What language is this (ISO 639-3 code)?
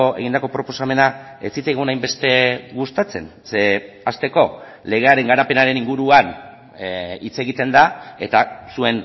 eus